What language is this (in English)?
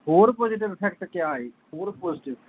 Punjabi